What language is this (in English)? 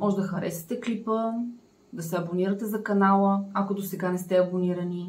Bulgarian